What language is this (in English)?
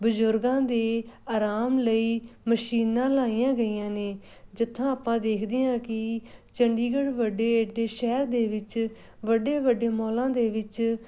Punjabi